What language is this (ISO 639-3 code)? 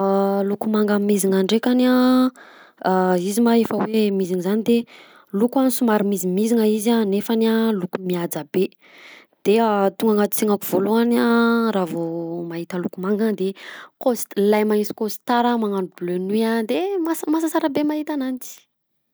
bzc